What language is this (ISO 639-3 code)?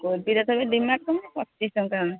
ori